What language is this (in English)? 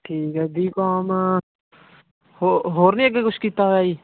Punjabi